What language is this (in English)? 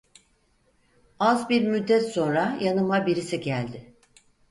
Turkish